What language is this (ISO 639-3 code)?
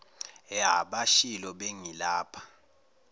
zul